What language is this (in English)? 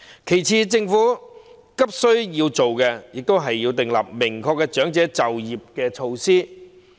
Cantonese